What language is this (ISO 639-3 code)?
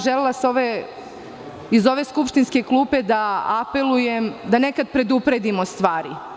srp